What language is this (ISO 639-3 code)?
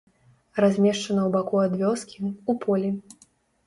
bel